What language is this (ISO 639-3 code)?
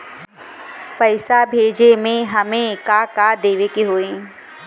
bho